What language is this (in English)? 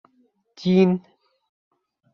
Bashkir